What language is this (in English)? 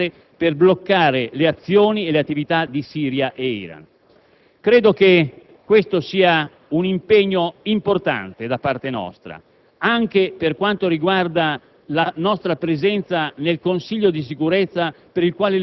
Italian